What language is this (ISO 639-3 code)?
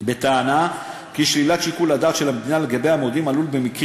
heb